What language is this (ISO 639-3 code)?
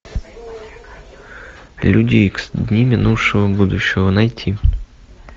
rus